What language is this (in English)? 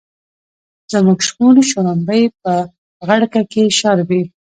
Pashto